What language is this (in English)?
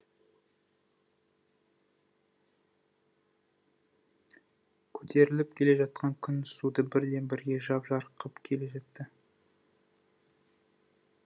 Kazakh